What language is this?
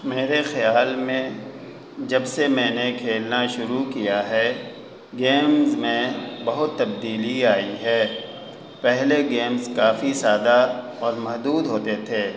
Urdu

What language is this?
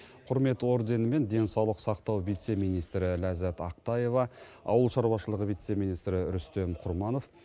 Kazakh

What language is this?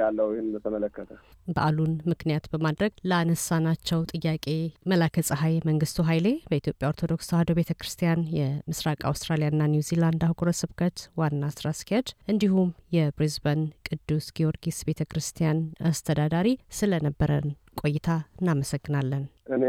Amharic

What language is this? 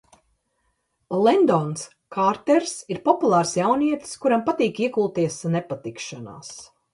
Latvian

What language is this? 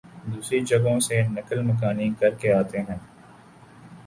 Urdu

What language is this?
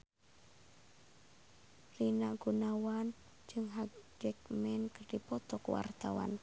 Sundanese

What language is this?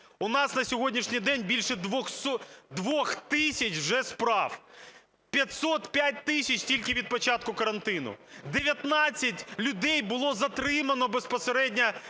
Ukrainian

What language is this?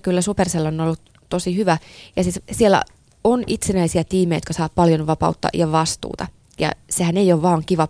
Finnish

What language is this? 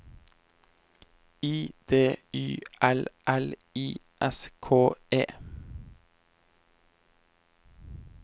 Norwegian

